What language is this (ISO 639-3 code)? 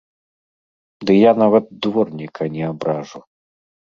bel